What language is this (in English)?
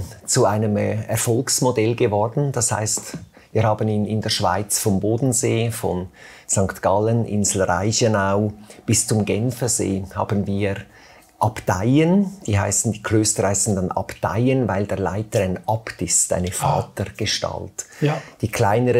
German